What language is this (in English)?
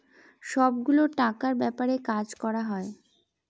Bangla